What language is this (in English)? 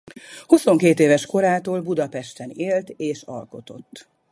Hungarian